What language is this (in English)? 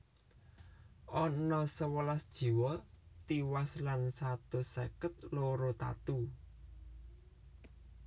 Javanese